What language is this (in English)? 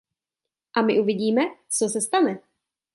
Czech